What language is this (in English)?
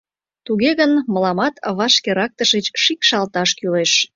Mari